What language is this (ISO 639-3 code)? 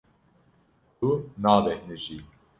kur